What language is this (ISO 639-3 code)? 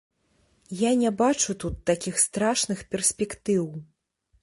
bel